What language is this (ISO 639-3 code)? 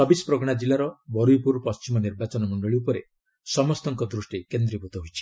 ori